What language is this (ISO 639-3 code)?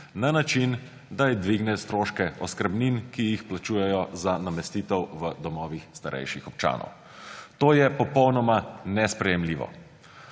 slv